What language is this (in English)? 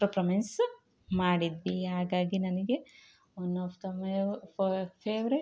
Kannada